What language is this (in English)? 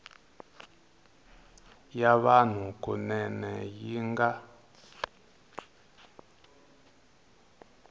Tsonga